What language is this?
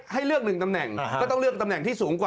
Thai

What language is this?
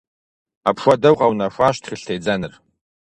Kabardian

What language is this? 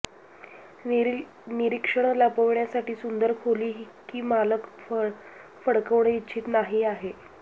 Marathi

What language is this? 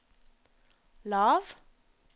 Norwegian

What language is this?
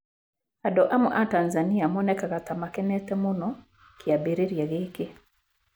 Kikuyu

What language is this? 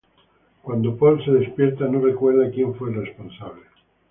Spanish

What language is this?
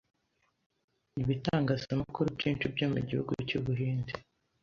Kinyarwanda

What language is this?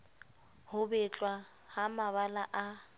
Southern Sotho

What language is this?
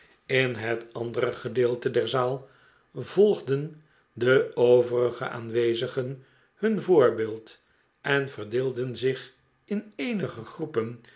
Dutch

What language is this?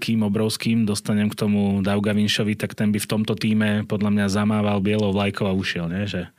Slovak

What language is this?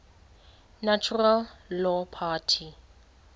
Xhosa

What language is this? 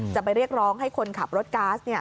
Thai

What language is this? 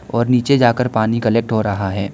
Hindi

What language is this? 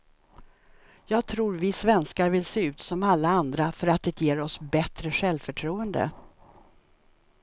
Swedish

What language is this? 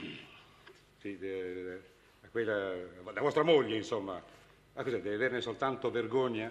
Italian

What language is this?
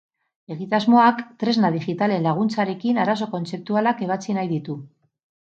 Basque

